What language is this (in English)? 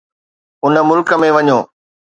Sindhi